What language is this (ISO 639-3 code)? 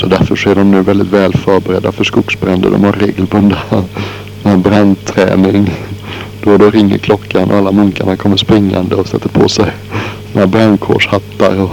swe